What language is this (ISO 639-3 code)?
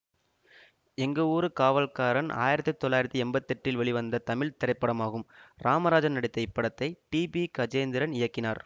tam